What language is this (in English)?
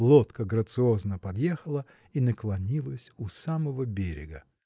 Russian